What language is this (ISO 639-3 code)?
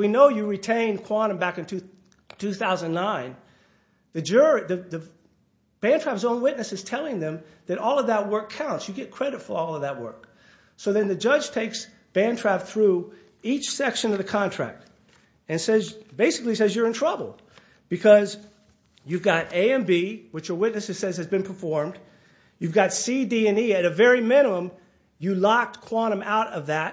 eng